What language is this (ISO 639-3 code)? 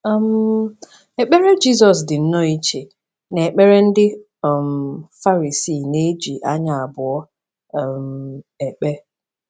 ibo